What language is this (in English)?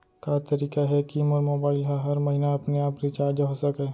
Chhattisgarhi